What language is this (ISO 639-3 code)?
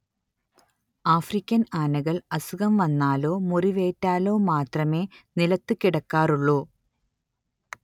mal